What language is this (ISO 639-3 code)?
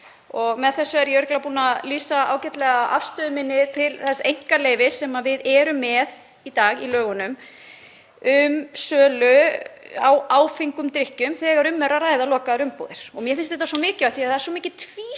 isl